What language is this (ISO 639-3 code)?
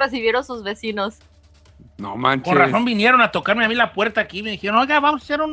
spa